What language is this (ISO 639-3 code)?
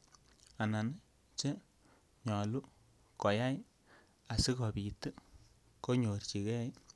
kln